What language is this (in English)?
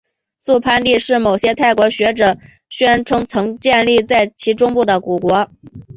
Chinese